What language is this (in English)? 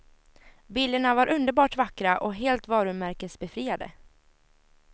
Swedish